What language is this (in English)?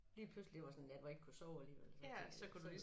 Danish